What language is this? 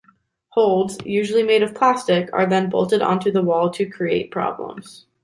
English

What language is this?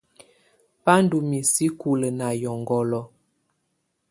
Tunen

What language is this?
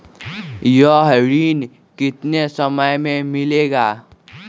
Magahi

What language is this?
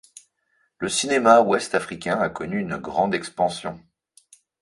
French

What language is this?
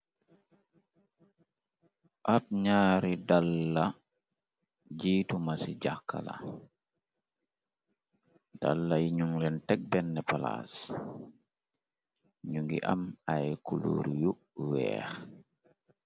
Wolof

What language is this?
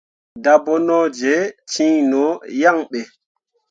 Mundang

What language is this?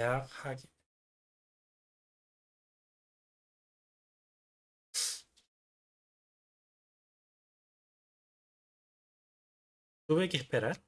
Spanish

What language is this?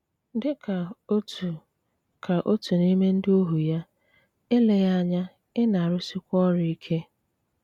Igbo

